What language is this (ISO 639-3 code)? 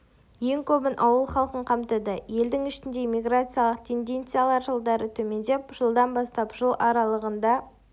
kaz